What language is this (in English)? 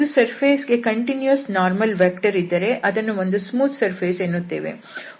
Kannada